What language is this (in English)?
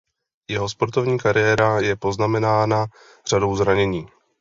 Czech